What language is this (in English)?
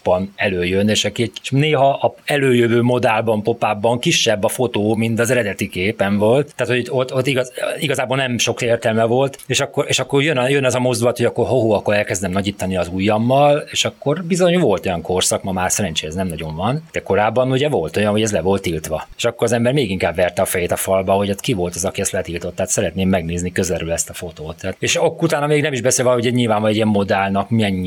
Hungarian